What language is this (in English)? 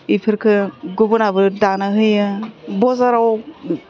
Bodo